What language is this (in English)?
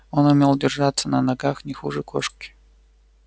Russian